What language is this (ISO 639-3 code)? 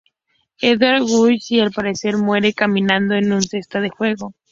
spa